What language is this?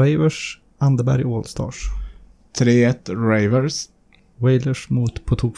Swedish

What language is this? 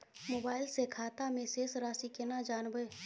Maithili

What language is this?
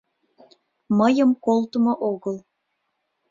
Mari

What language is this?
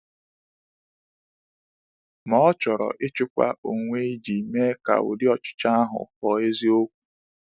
Igbo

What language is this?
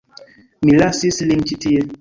Esperanto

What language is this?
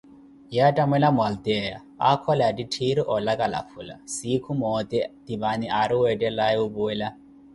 Koti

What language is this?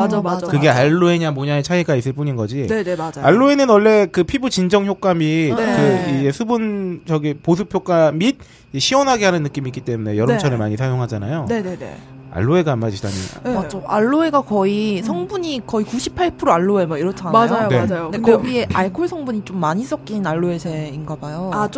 Korean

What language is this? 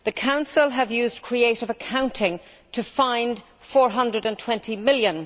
English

